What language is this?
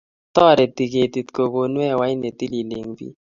Kalenjin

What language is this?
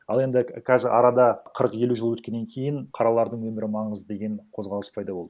Kazakh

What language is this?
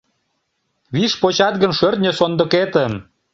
Mari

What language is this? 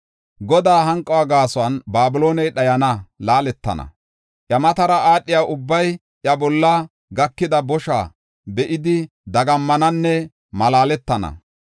Gofa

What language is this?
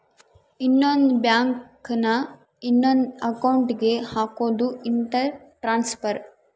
Kannada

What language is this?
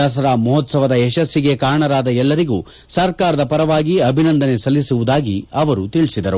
Kannada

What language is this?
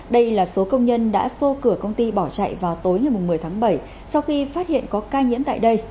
Vietnamese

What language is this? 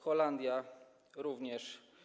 Polish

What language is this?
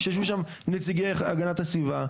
Hebrew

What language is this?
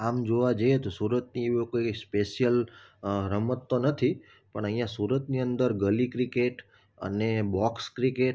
Gujarati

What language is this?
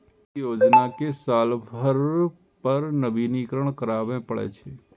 Maithili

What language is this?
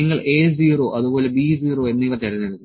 Malayalam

